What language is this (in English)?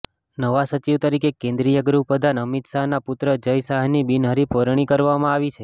Gujarati